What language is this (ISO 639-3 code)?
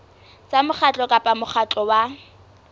sot